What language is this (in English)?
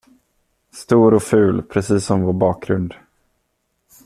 Swedish